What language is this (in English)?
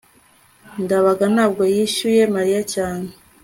Kinyarwanda